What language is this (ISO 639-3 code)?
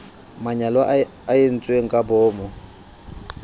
sot